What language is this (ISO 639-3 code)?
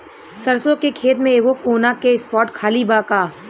bho